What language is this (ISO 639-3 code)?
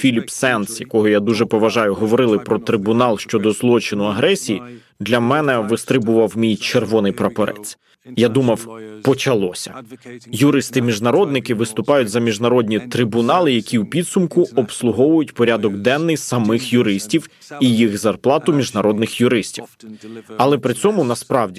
ukr